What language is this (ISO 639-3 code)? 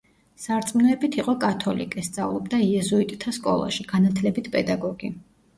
kat